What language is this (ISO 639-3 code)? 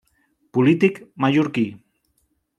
cat